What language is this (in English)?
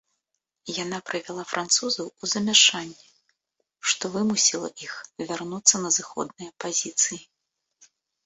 Belarusian